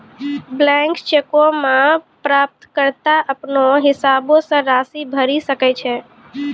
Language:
Maithili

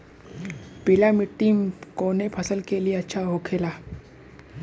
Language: Bhojpuri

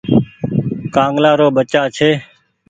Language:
Goaria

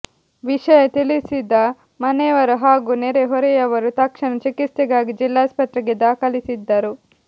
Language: Kannada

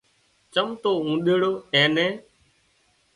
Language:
Wadiyara Koli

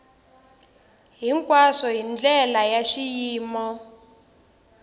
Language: Tsonga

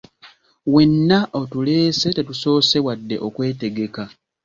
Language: Ganda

